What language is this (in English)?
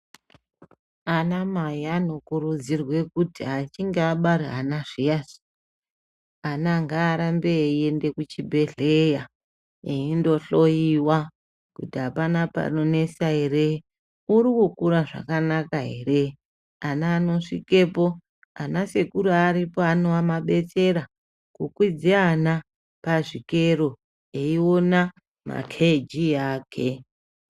Ndau